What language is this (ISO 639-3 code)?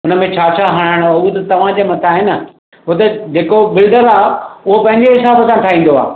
snd